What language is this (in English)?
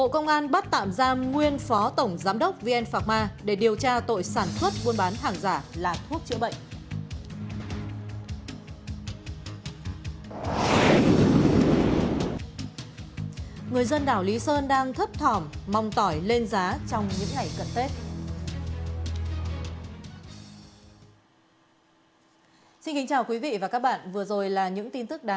Vietnamese